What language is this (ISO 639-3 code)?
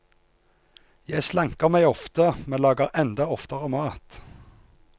nor